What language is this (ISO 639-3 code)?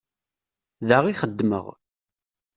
kab